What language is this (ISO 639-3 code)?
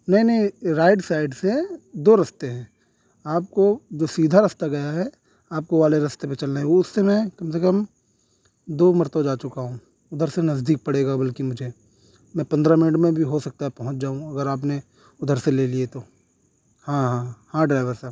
urd